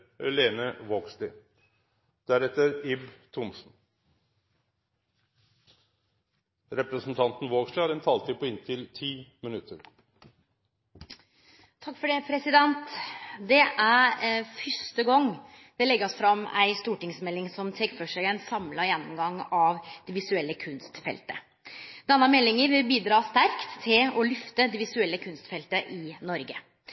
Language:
Norwegian Nynorsk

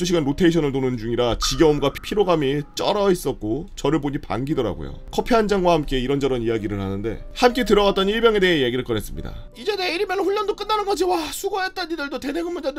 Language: Korean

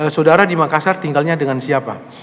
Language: Indonesian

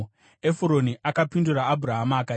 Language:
Shona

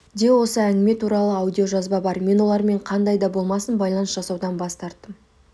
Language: Kazakh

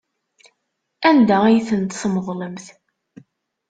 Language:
Kabyle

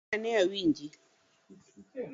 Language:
Luo (Kenya and Tanzania)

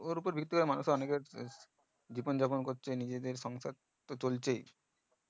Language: Bangla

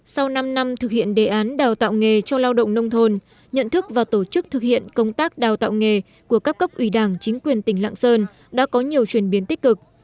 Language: Vietnamese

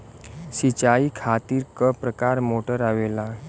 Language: Bhojpuri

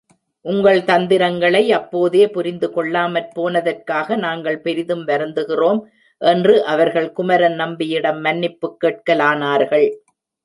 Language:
Tamil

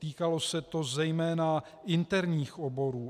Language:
Czech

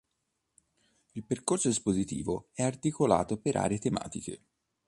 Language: Italian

